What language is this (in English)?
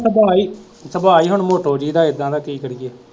Punjabi